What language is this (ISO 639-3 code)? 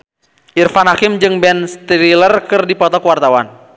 sun